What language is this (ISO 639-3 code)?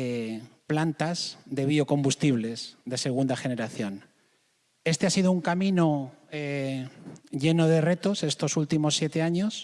spa